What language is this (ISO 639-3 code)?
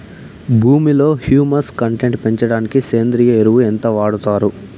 tel